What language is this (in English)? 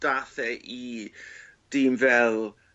Welsh